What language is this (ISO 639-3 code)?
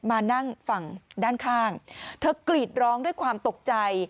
tha